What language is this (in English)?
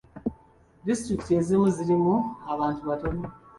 Ganda